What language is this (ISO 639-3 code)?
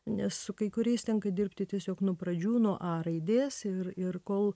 lit